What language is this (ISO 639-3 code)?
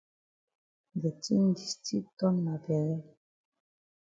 wes